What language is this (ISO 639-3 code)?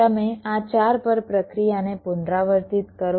guj